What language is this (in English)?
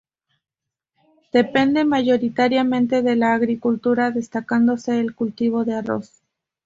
Spanish